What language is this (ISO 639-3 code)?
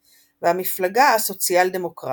heb